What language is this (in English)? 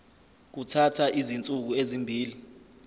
Zulu